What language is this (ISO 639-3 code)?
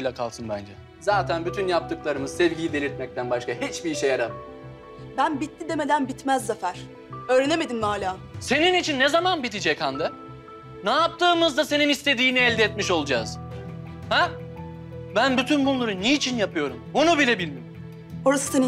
tur